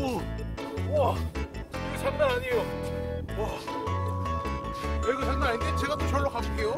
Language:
Korean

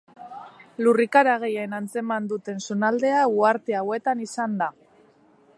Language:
Basque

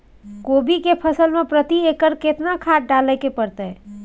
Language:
Maithili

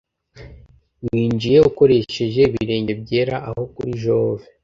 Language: Kinyarwanda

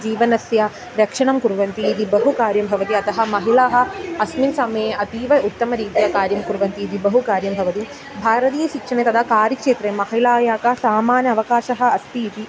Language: Sanskrit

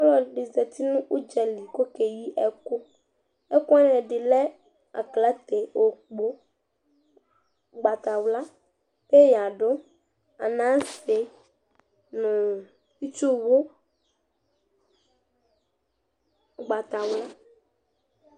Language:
Ikposo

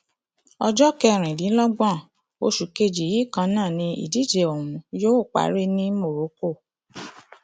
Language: Yoruba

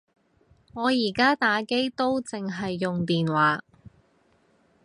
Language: Cantonese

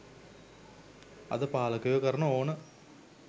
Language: Sinhala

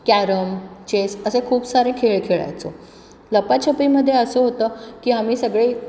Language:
Marathi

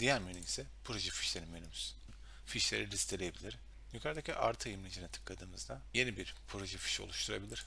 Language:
Turkish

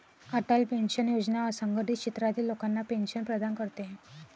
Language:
Marathi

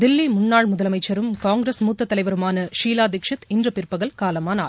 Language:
Tamil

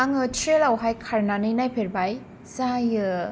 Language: Bodo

